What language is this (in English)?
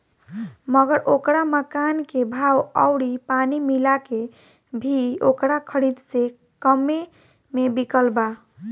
Bhojpuri